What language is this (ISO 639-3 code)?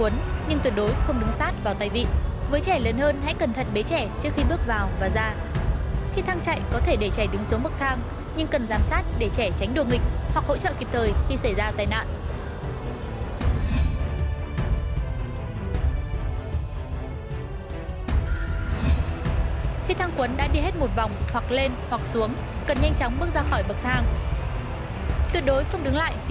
vie